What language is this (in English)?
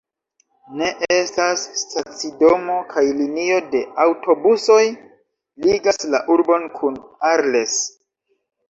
Esperanto